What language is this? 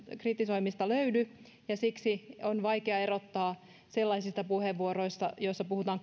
Finnish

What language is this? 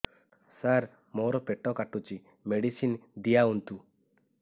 Odia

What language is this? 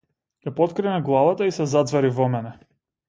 Macedonian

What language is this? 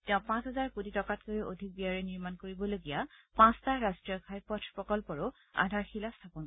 Assamese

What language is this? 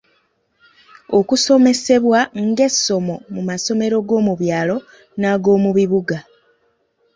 Ganda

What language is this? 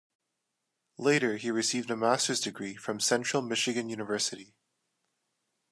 English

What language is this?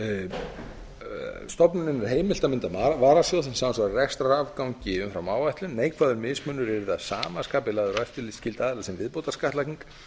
Icelandic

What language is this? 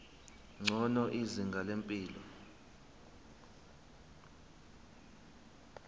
Zulu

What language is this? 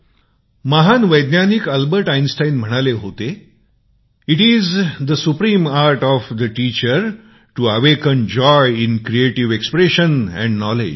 Marathi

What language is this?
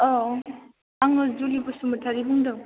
Bodo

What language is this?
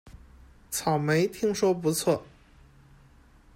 Chinese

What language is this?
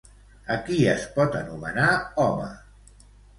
Catalan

